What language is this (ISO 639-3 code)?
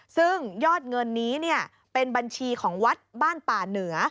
tha